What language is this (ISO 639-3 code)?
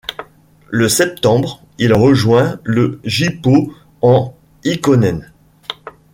fra